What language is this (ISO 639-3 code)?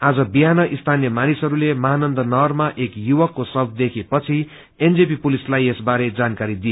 nep